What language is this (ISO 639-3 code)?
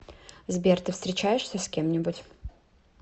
rus